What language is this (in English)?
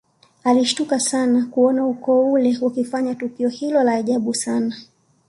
Swahili